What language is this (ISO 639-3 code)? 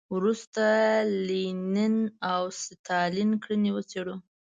pus